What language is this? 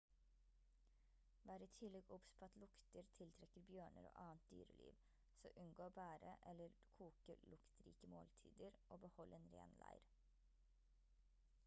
Norwegian Bokmål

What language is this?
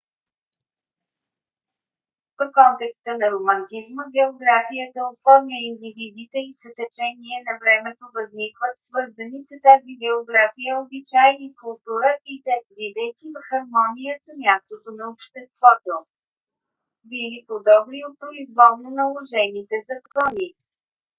Bulgarian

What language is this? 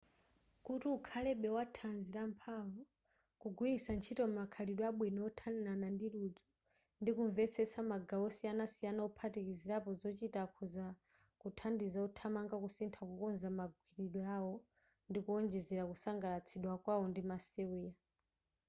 Nyanja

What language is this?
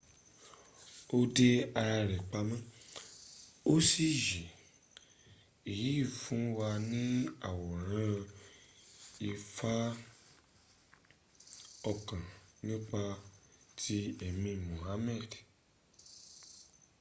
Yoruba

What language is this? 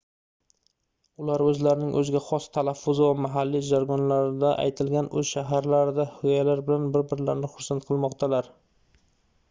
Uzbek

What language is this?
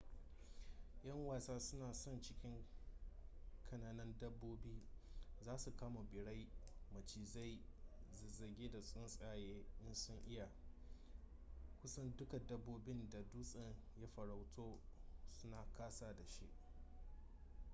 Hausa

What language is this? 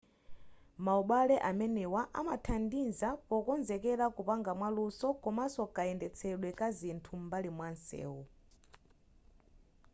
Nyanja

